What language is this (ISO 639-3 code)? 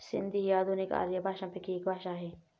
mar